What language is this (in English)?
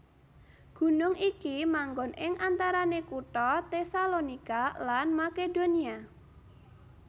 Javanese